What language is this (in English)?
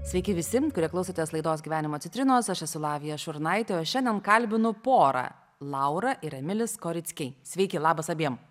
Lithuanian